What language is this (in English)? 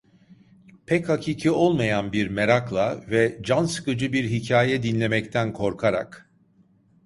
Turkish